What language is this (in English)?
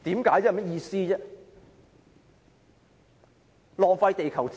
Cantonese